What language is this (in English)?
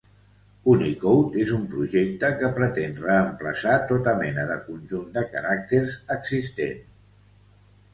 Catalan